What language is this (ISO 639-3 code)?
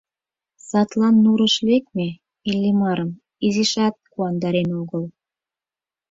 chm